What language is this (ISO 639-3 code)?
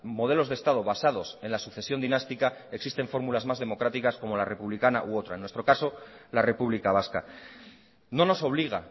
spa